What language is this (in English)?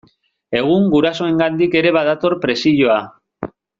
Basque